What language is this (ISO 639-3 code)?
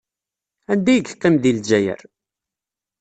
kab